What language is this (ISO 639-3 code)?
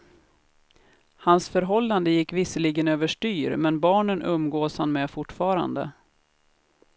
swe